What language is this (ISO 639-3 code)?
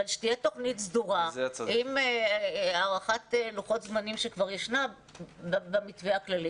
heb